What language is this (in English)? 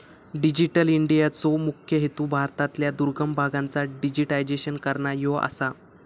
Marathi